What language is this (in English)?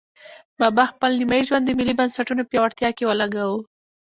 Pashto